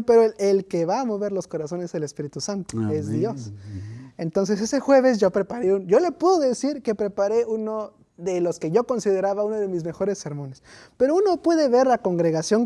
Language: Spanish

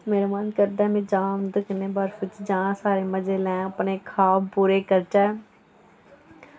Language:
Dogri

